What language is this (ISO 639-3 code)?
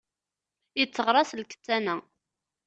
kab